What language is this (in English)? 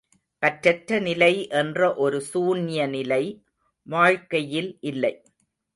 Tamil